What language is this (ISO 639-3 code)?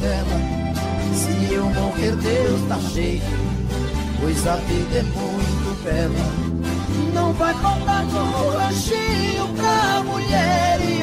por